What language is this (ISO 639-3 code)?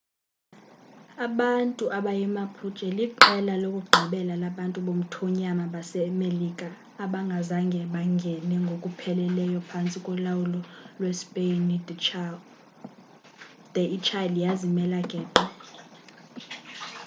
xho